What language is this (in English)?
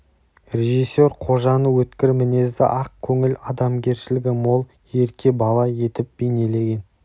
Kazakh